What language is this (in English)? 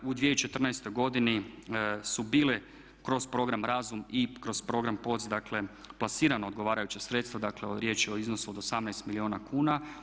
Croatian